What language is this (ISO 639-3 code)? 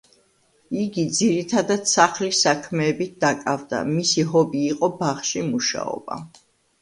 kat